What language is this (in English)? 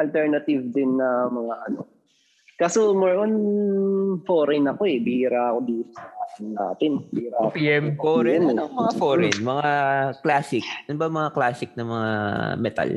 Filipino